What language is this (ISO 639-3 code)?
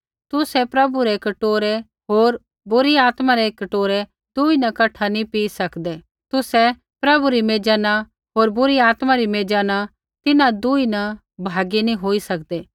kfx